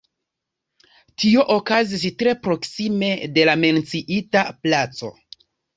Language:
Esperanto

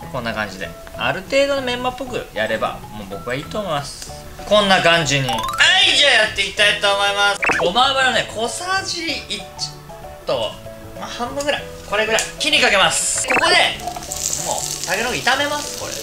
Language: Japanese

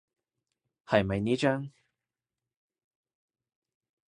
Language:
Cantonese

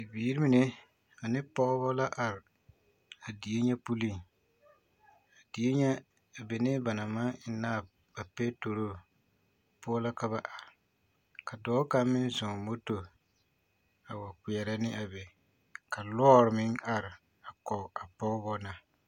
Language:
Southern Dagaare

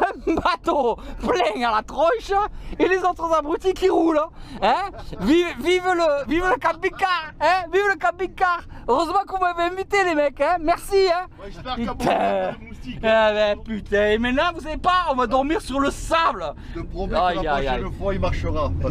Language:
French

